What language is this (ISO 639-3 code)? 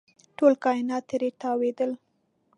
pus